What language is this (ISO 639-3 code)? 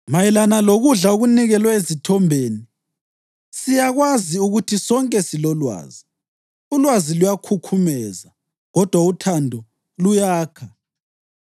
nde